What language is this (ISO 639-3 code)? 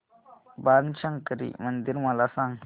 mar